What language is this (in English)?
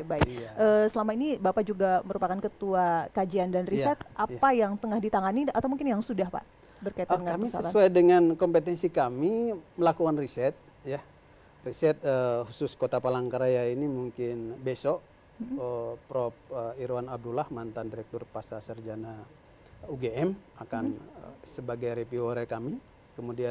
Indonesian